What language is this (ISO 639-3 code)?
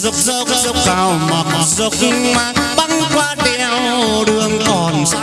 vie